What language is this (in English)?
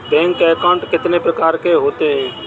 Hindi